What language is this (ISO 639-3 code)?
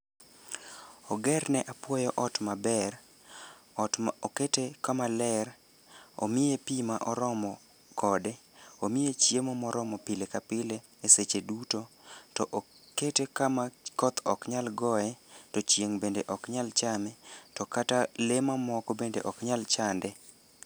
luo